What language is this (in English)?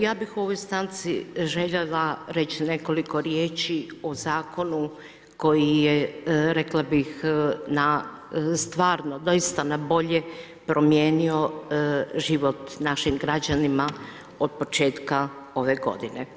Croatian